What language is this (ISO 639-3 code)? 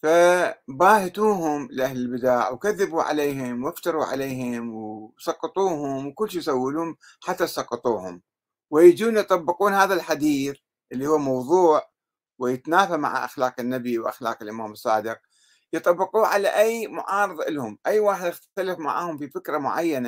ara